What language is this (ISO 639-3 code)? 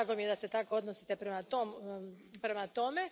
hrv